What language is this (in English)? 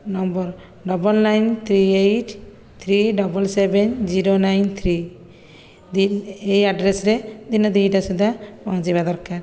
Odia